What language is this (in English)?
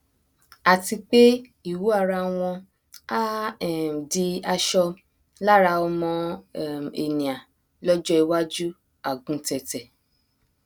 Yoruba